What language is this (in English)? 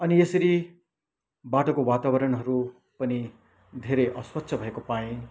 Nepali